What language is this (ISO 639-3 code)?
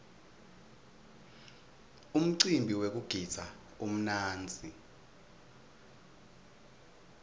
ssw